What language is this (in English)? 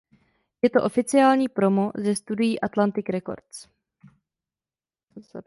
Czech